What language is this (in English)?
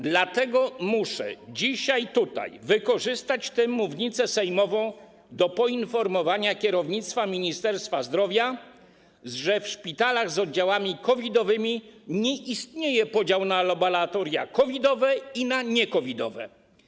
Polish